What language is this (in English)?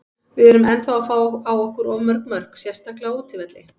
Icelandic